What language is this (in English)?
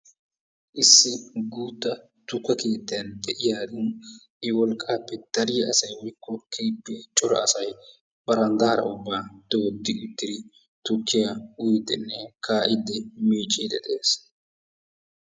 Wolaytta